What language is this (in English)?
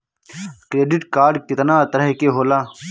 Bhojpuri